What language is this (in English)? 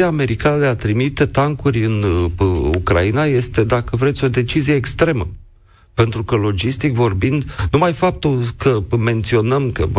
Romanian